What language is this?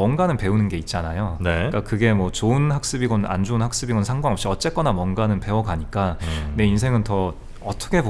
Korean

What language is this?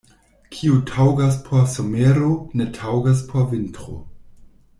Esperanto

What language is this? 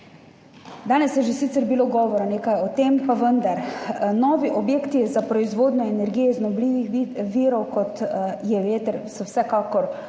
Slovenian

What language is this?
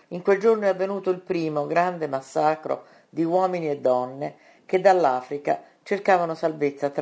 Italian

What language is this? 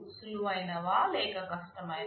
Telugu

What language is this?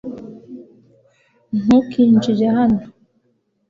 Kinyarwanda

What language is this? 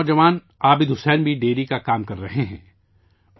Urdu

